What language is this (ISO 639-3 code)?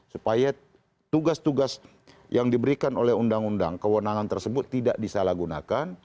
ind